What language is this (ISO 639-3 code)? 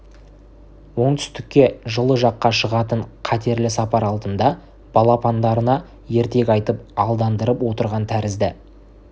kaz